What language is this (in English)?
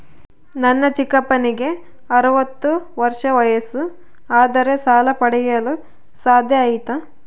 Kannada